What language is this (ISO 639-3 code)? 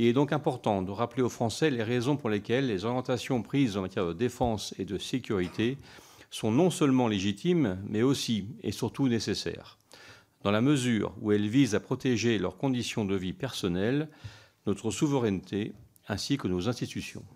fra